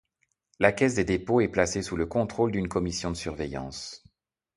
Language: French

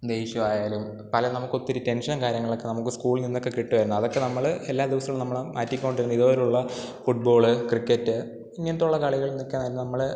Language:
Malayalam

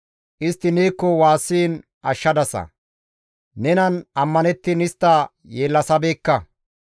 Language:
Gamo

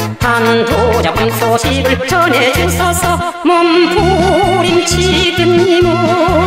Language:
Korean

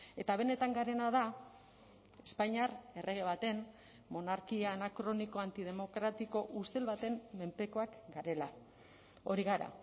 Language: Basque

